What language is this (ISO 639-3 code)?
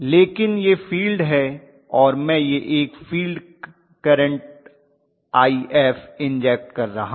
hin